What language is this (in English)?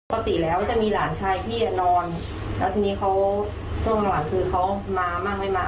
Thai